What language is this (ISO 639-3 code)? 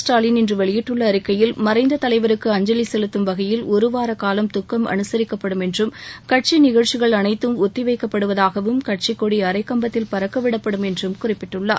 tam